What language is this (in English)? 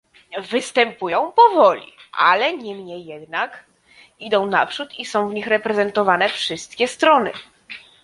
Polish